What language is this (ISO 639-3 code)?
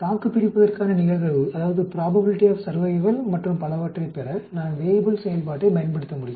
tam